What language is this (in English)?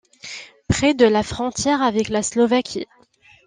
French